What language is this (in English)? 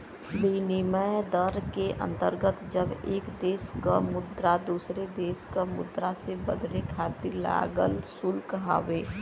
Bhojpuri